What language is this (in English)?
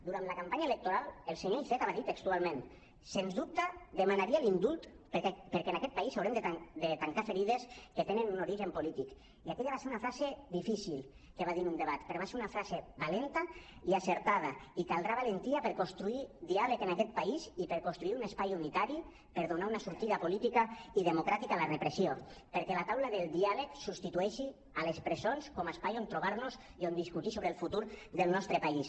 Catalan